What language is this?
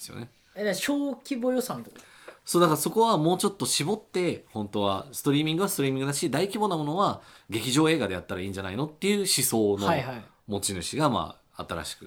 Japanese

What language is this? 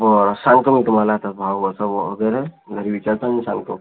Marathi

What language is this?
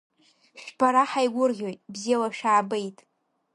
Abkhazian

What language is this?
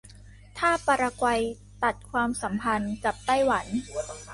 Thai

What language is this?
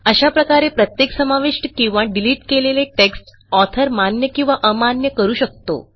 Marathi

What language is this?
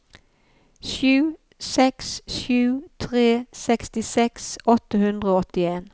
Norwegian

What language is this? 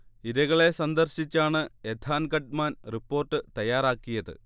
Malayalam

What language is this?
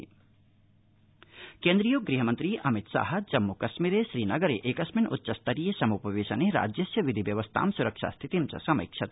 Sanskrit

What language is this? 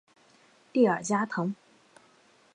Chinese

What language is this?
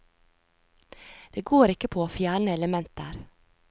Norwegian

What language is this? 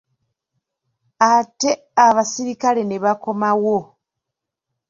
Ganda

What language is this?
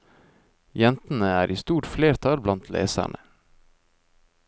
Norwegian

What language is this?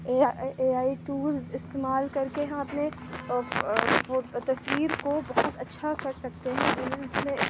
Urdu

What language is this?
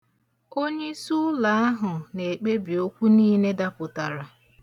Igbo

